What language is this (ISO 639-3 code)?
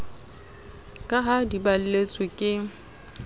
sot